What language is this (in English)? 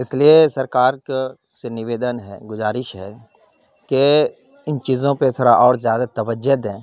Urdu